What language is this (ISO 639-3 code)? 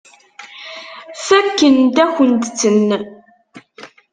kab